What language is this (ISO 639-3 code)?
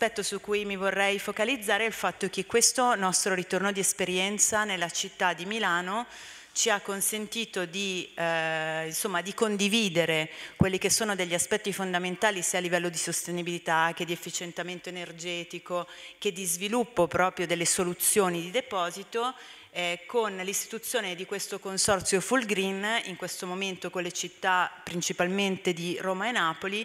ita